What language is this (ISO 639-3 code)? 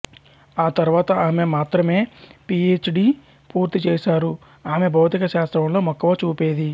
tel